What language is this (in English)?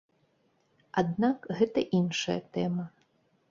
Belarusian